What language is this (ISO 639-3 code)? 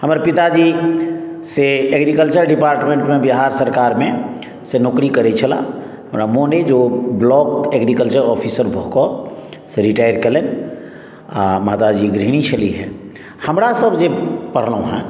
mai